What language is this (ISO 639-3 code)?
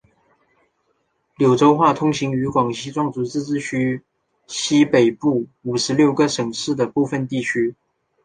zho